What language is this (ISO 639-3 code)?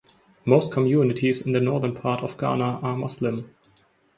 eng